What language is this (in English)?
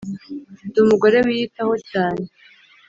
Kinyarwanda